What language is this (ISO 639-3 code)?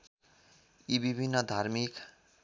nep